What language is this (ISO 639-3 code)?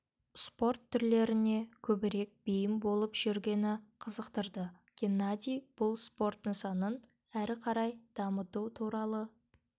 kaz